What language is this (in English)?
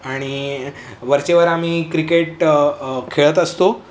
Marathi